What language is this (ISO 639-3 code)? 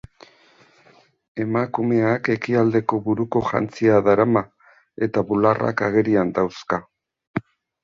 eus